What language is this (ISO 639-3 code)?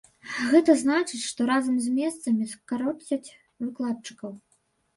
bel